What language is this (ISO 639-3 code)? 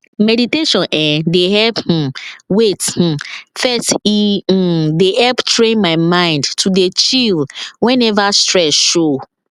pcm